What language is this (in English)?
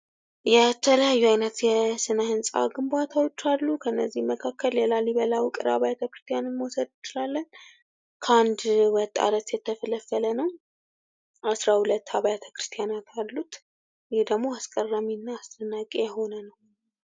Amharic